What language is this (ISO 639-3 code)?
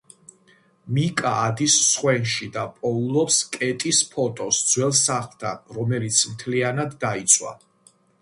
kat